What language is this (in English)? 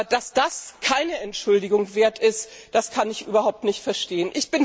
German